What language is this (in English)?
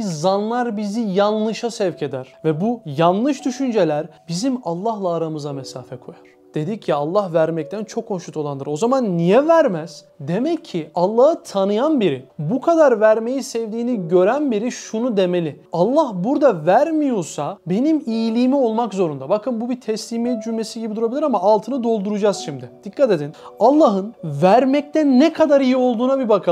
Turkish